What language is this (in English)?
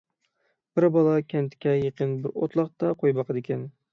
Uyghur